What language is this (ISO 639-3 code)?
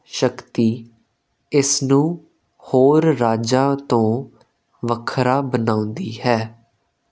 pan